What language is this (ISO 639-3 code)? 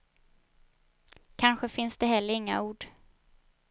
swe